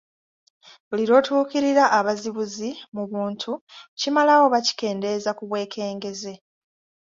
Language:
Ganda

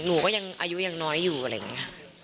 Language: Thai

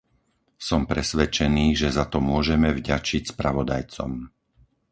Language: Slovak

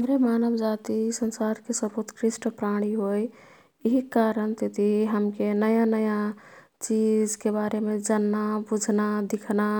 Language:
Kathoriya Tharu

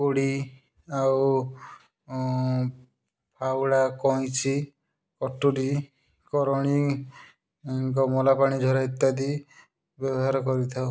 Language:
Odia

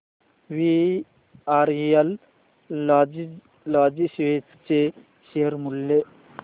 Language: Marathi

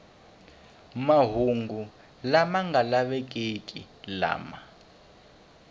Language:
Tsonga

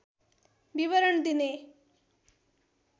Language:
Nepali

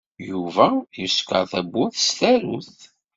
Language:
Kabyle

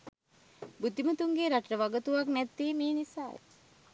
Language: Sinhala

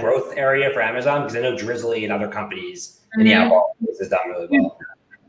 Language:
English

